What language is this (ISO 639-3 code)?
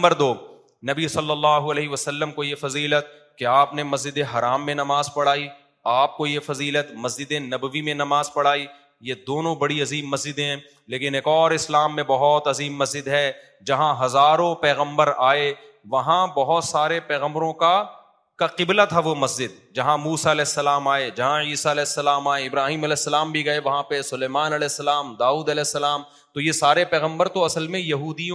urd